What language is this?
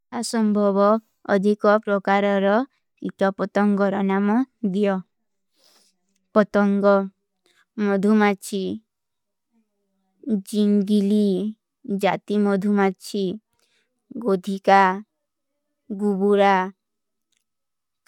Kui (India)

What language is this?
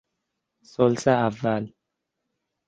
Persian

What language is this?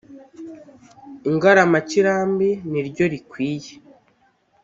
Kinyarwanda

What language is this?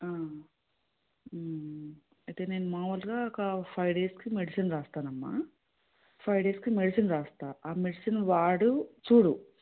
Telugu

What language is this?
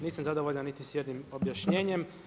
Croatian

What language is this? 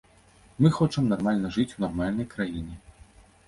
Belarusian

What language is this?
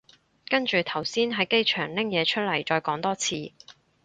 Cantonese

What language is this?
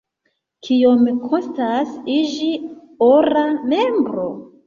Esperanto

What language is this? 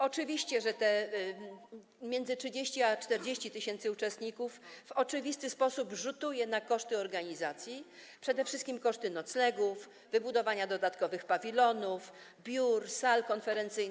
Polish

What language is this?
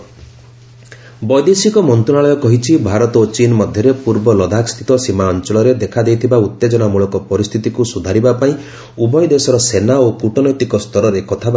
Odia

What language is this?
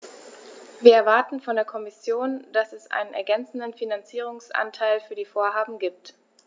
German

